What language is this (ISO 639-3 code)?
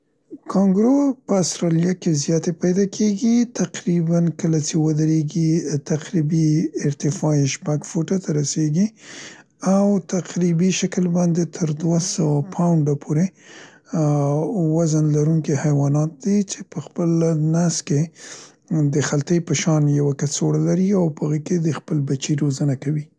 pst